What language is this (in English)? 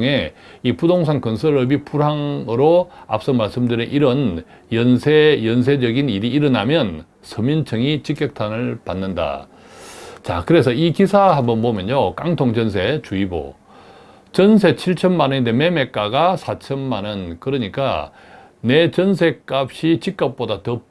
Korean